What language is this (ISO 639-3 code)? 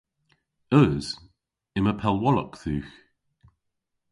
cor